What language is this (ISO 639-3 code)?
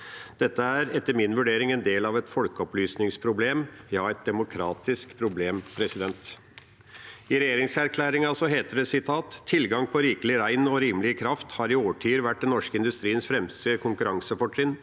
nor